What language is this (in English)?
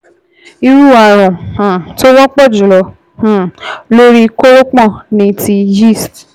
Yoruba